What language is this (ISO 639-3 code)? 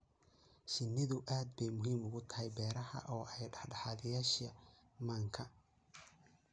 som